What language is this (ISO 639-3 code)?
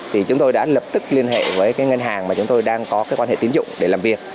vie